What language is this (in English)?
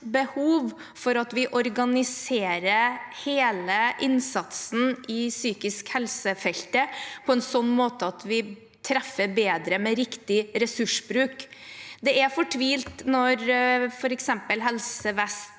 Norwegian